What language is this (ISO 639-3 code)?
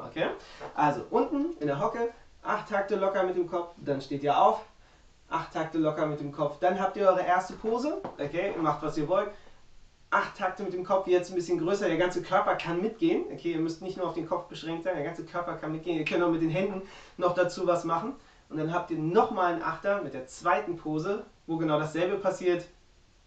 deu